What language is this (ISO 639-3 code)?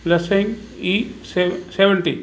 snd